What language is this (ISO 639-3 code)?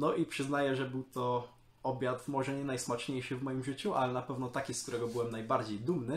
pol